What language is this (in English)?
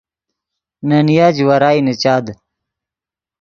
Yidgha